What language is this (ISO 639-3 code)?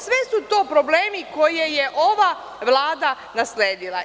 srp